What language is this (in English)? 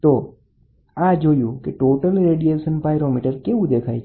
Gujarati